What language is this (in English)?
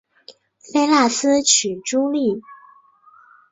Chinese